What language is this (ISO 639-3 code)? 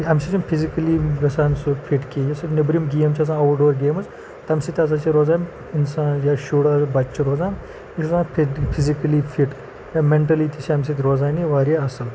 kas